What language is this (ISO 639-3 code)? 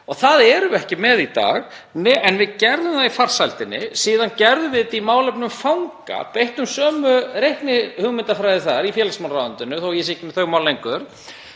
isl